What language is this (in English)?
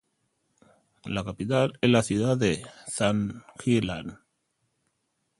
Spanish